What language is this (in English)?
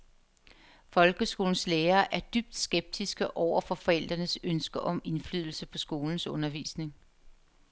Danish